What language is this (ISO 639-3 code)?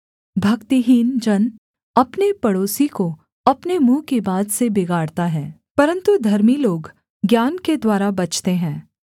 hin